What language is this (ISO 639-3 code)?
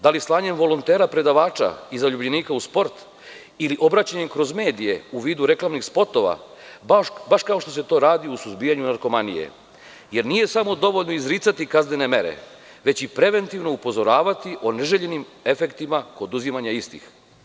srp